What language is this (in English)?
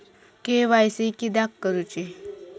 Marathi